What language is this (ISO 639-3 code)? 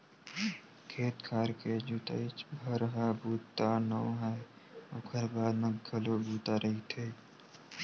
hne